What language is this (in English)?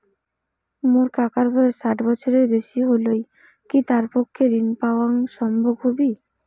Bangla